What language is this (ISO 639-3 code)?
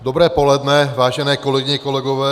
ces